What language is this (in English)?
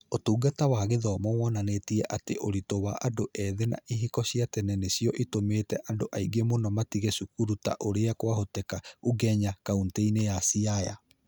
Kikuyu